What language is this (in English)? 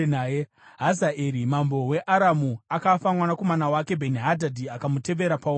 Shona